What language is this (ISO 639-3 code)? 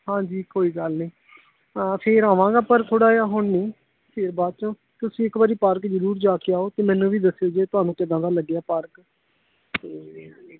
pan